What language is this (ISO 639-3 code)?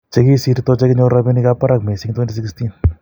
kln